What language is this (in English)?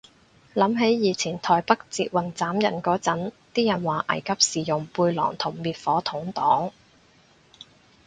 Cantonese